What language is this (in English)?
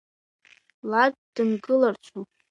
Abkhazian